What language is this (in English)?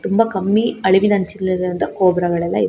Kannada